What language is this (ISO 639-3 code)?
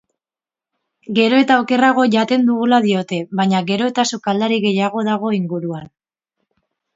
eus